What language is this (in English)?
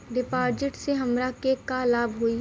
Bhojpuri